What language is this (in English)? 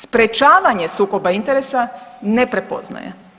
Croatian